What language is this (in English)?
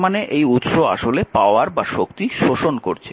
Bangla